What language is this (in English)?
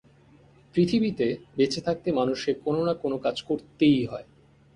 Bangla